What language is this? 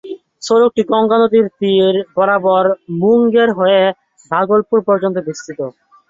Bangla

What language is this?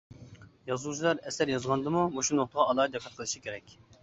Uyghur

